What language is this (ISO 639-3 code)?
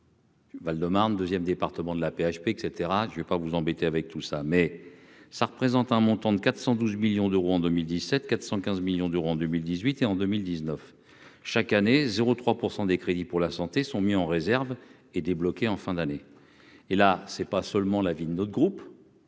fra